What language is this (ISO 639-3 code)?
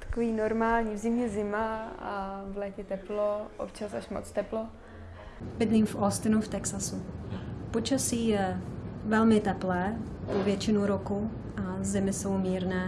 ces